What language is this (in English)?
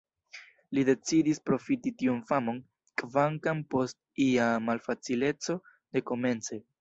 Esperanto